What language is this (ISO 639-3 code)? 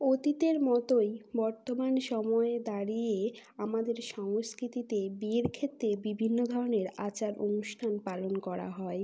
ben